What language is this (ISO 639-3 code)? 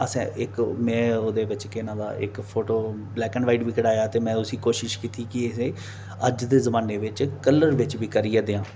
doi